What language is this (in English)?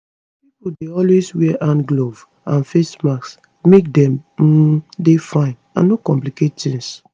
Nigerian Pidgin